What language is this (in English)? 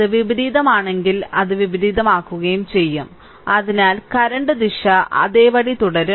Malayalam